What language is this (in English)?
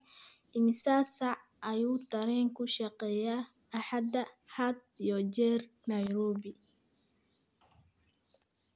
Somali